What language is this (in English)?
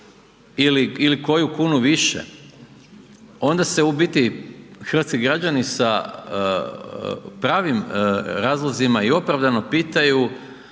Croatian